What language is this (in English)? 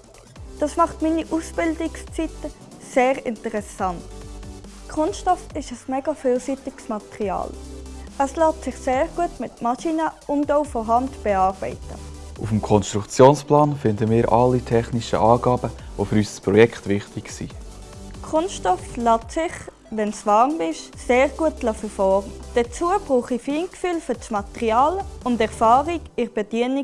German